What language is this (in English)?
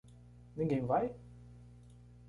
Portuguese